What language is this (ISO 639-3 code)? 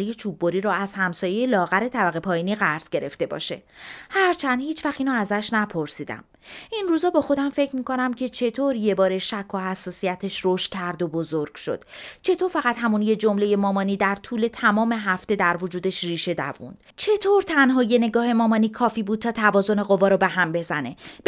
fas